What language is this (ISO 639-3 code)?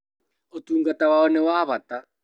kik